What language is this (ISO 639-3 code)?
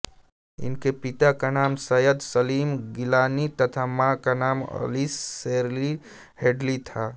hin